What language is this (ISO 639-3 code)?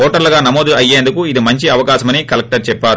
tel